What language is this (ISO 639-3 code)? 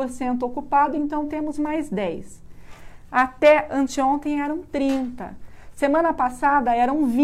por